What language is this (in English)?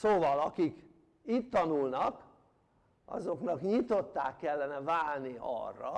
Hungarian